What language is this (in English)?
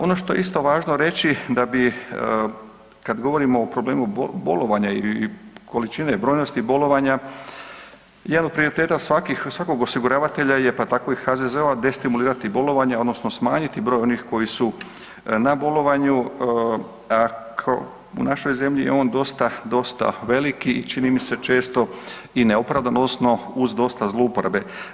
Croatian